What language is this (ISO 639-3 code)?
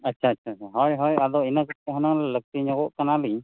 sat